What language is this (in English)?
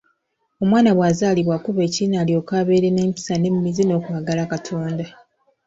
Ganda